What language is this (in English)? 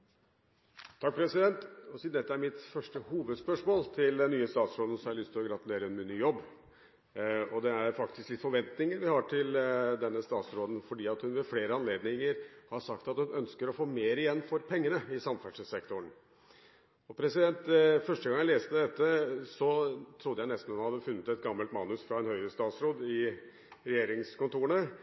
Norwegian Bokmål